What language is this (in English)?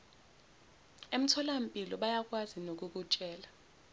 Zulu